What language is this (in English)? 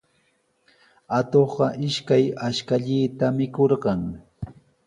Sihuas Ancash Quechua